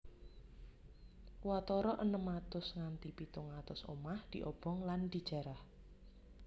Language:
Javanese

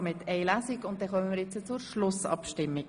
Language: Swiss German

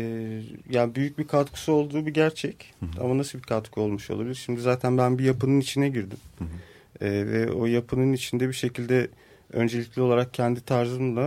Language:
Turkish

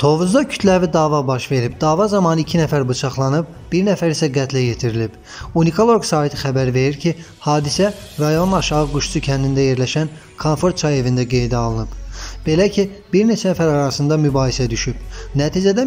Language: Turkish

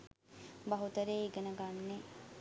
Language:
Sinhala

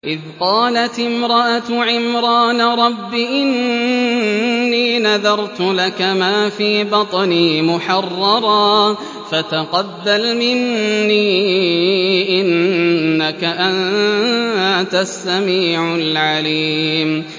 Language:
Arabic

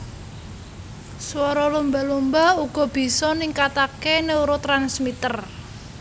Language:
Javanese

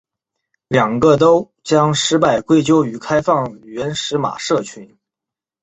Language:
Chinese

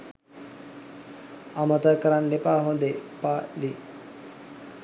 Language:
Sinhala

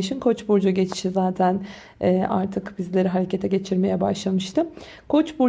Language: Turkish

